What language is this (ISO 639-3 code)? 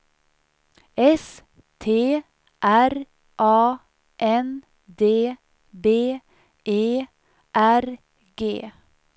swe